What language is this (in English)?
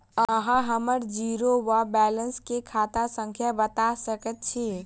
Maithili